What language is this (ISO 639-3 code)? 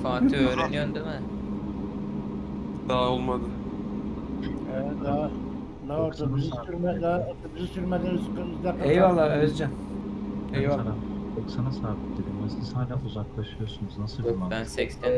tur